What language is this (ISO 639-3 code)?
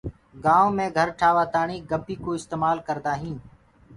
ggg